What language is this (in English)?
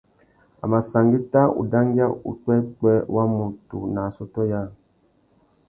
Tuki